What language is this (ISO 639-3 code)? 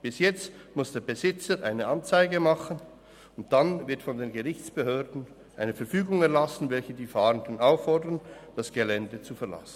gsw